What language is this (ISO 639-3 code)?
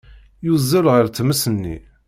kab